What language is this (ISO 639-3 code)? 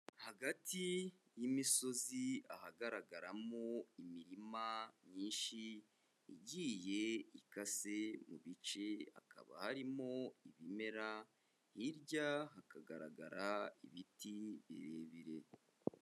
kin